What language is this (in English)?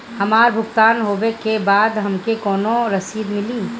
Bhojpuri